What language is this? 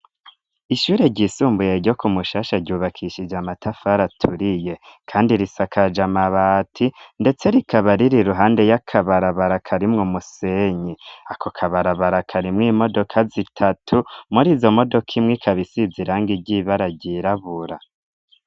Rundi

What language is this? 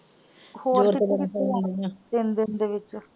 Punjabi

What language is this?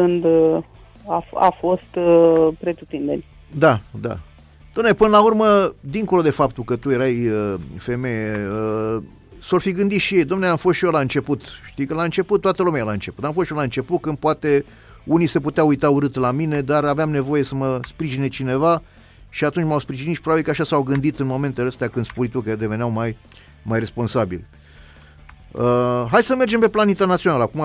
Romanian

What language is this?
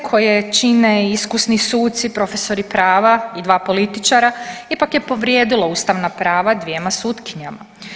Croatian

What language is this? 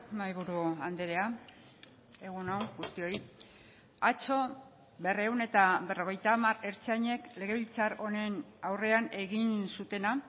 Basque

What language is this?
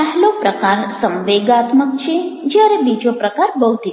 Gujarati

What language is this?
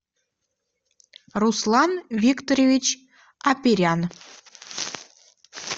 Russian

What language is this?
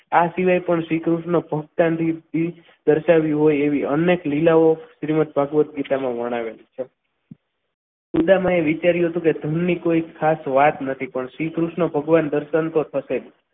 Gujarati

